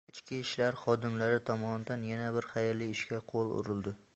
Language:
Uzbek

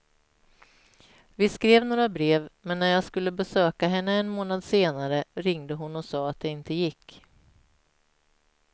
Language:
Swedish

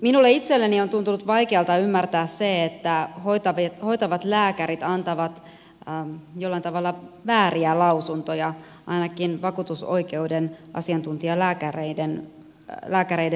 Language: Finnish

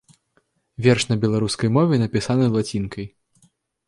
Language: Belarusian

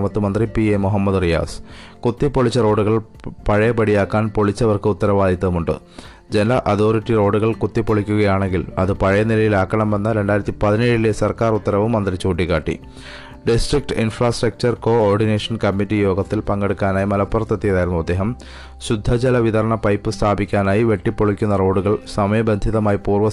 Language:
Malayalam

